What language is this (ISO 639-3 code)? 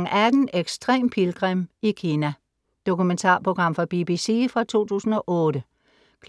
dan